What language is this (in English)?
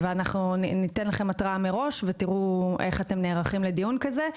Hebrew